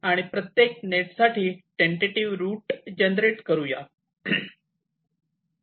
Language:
Marathi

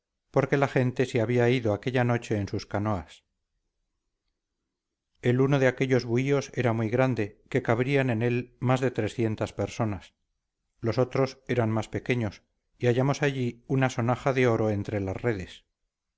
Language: Spanish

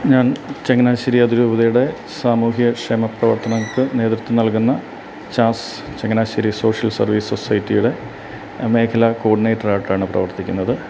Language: Malayalam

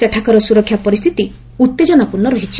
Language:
Odia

